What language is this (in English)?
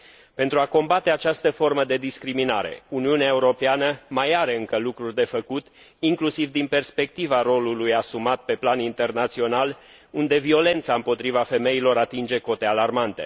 Romanian